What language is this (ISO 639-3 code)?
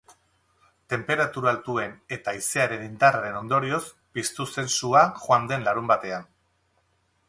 eus